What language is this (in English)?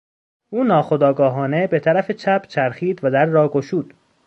Persian